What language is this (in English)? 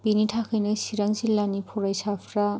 Bodo